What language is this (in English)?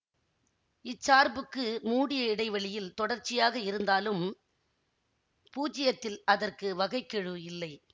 Tamil